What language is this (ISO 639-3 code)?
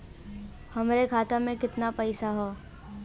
bho